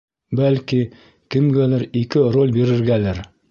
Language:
Bashkir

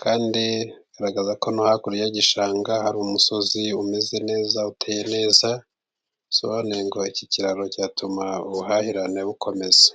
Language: Kinyarwanda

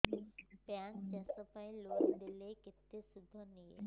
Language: Odia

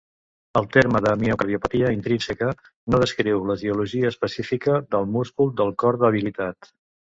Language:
Catalan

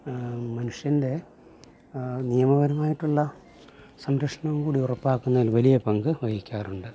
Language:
Malayalam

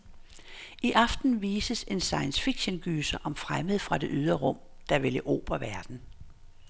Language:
Danish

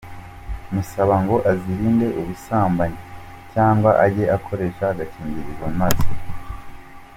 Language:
Kinyarwanda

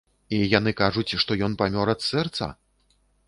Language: Belarusian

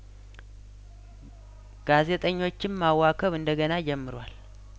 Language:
Amharic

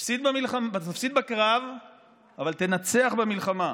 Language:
Hebrew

